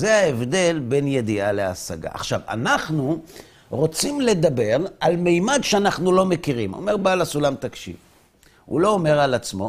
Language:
Hebrew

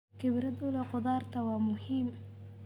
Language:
Somali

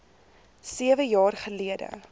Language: Afrikaans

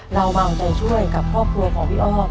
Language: Thai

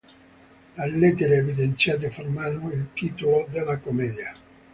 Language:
Italian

